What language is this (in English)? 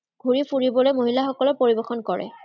Assamese